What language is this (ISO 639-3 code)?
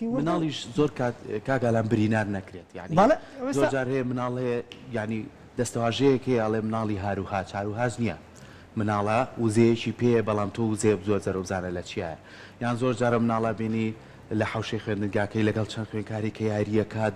ara